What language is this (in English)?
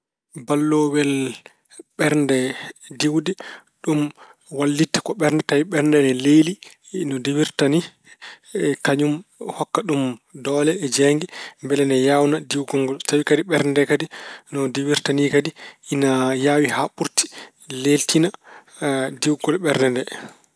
Fula